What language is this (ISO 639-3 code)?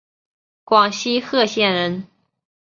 zho